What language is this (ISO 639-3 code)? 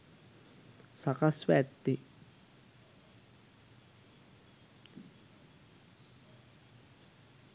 sin